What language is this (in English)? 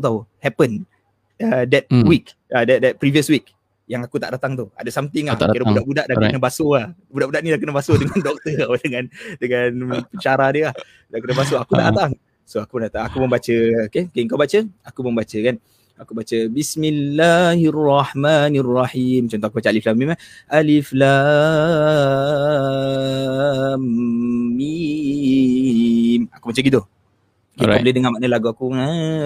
Malay